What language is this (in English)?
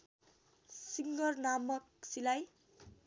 Nepali